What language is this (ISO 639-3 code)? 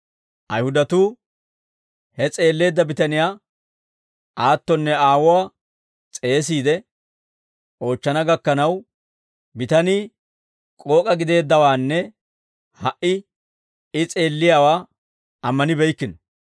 dwr